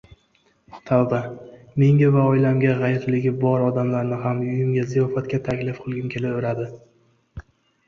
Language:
Uzbek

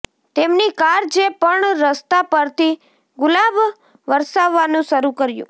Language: Gujarati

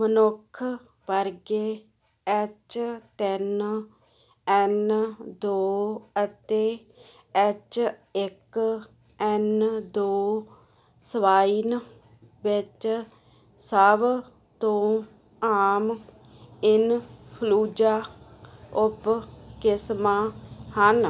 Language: Punjabi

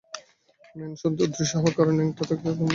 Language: Bangla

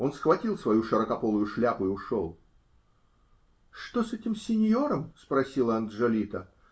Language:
Russian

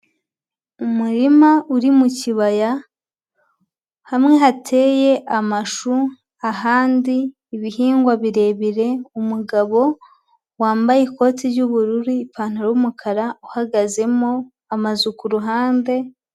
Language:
Kinyarwanda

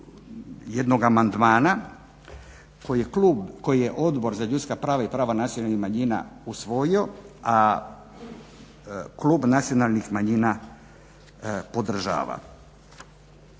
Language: Croatian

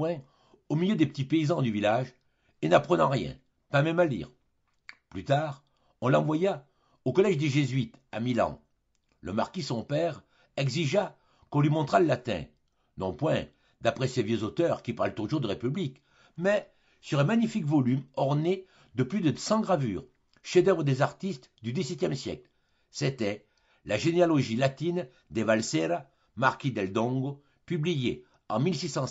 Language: French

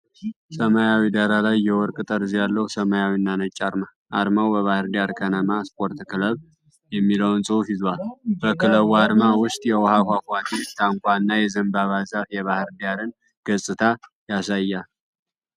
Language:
Amharic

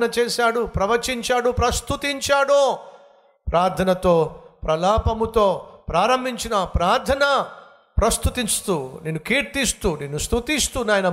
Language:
Telugu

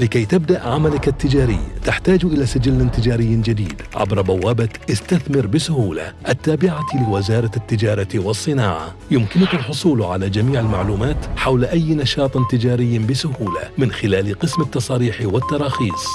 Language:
Arabic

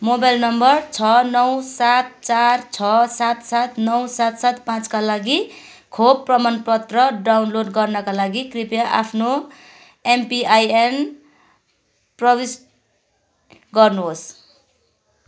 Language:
Nepali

